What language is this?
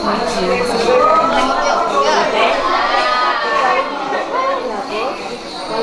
Indonesian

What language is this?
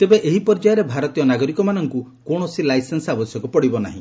Odia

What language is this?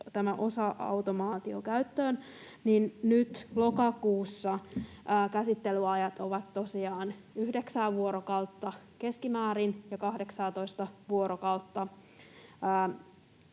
Finnish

